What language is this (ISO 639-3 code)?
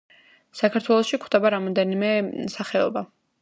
kat